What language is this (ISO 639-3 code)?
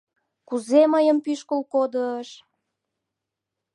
chm